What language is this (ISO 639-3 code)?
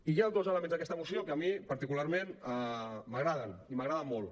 cat